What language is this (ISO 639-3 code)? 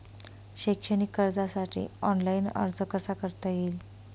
mar